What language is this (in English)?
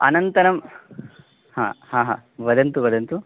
Sanskrit